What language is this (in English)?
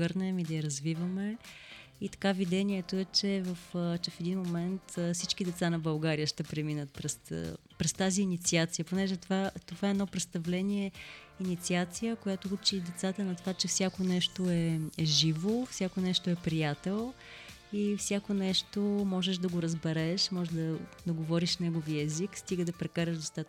Bulgarian